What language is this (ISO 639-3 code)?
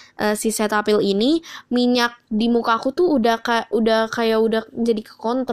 ind